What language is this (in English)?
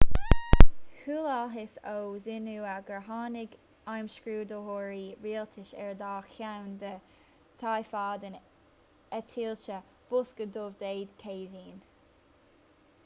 Irish